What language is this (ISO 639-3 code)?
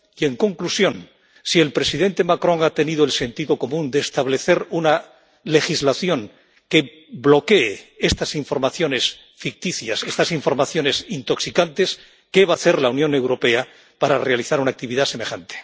spa